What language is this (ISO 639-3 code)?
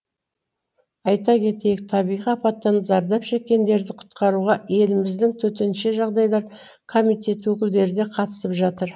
kaz